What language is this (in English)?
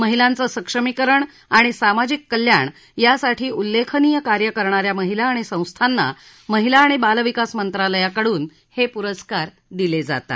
Marathi